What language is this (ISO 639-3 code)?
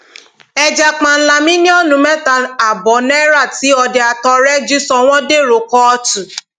yor